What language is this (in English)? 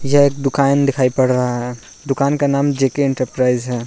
Hindi